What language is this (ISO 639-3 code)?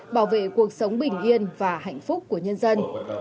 vie